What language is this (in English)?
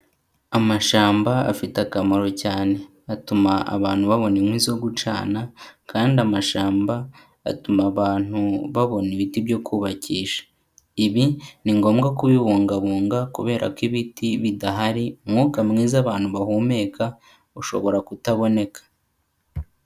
Kinyarwanda